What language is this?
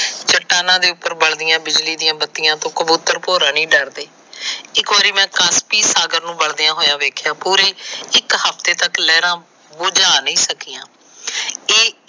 Punjabi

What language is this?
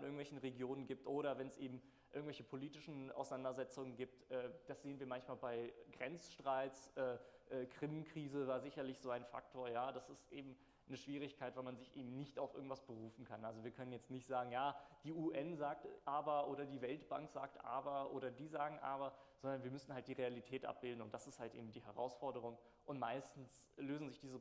German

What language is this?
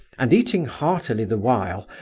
English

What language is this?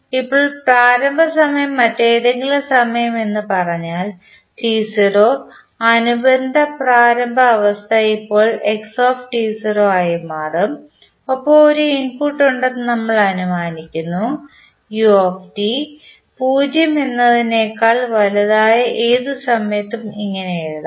Malayalam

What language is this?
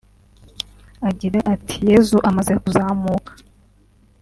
Kinyarwanda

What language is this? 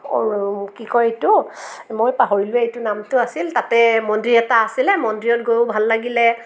Assamese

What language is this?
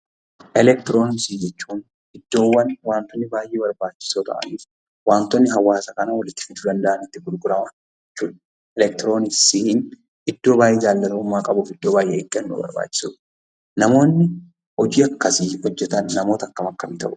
Oromo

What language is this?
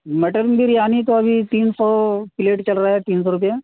Urdu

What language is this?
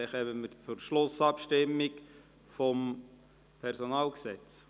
Swiss German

